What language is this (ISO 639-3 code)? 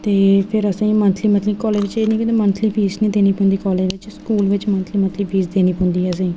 doi